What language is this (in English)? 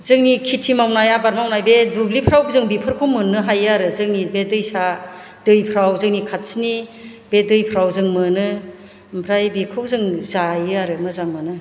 Bodo